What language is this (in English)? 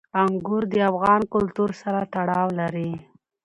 Pashto